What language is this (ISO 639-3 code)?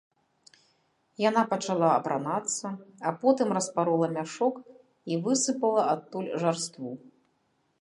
bel